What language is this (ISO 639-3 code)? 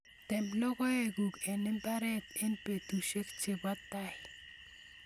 kln